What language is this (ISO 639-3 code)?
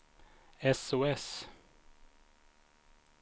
swe